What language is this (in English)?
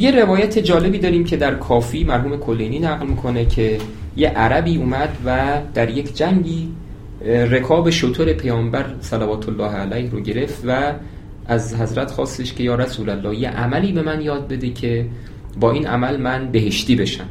Persian